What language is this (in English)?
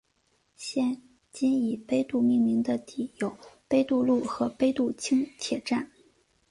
Chinese